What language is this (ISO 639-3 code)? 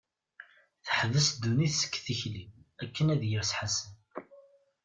kab